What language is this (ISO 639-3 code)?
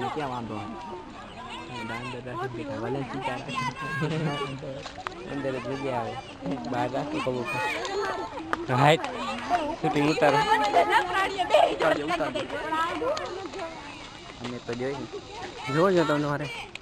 guj